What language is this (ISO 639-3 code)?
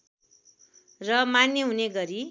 nep